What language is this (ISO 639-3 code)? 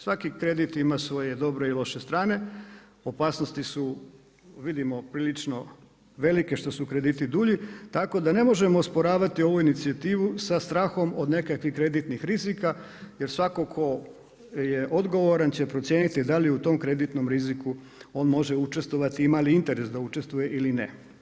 hrv